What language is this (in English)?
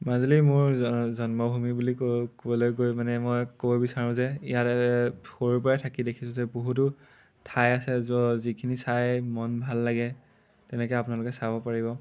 Assamese